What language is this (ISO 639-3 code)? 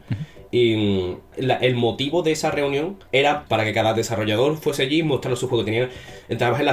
spa